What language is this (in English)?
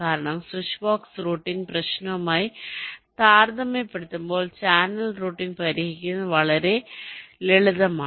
Malayalam